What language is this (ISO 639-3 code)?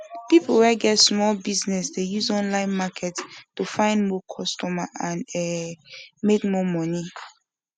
pcm